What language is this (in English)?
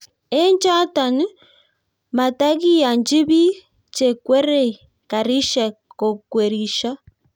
Kalenjin